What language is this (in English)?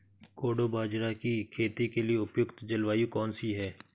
Hindi